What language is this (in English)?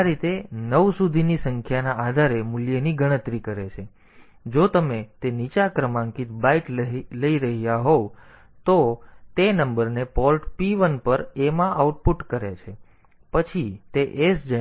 Gujarati